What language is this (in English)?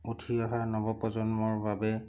Assamese